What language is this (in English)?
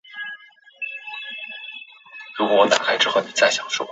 Chinese